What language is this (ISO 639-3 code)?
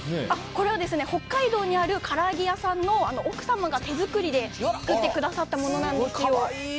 jpn